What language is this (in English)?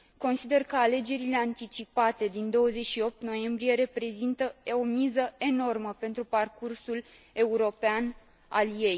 Romanian